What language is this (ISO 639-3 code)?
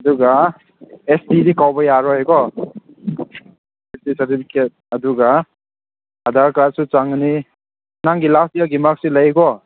mni